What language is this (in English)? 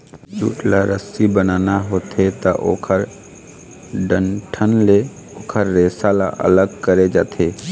Chhattisgarhi